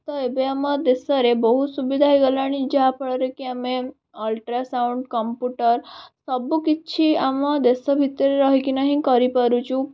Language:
Odia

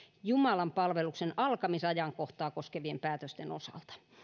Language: Finnish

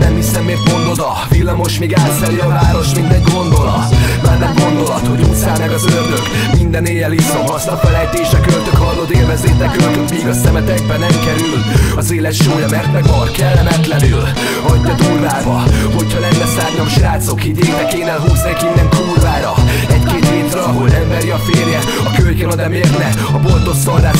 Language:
Hungarian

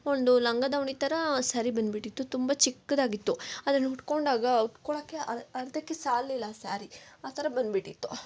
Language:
Kannada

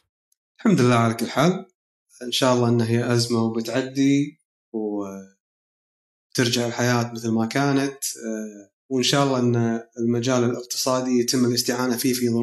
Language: Arabic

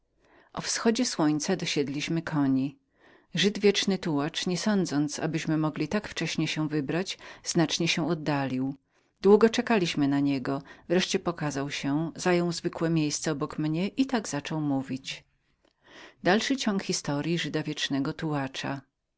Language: Polish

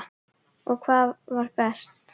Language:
Icelandic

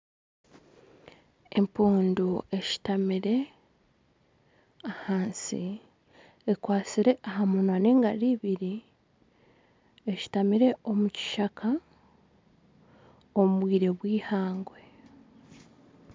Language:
Nyankole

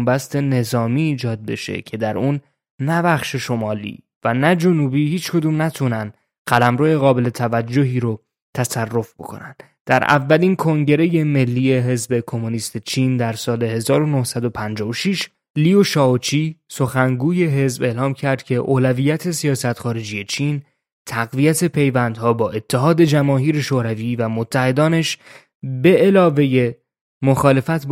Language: Persian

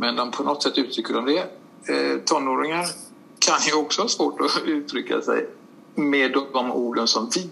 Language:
Swedish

